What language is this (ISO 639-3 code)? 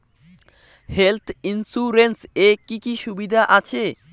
ben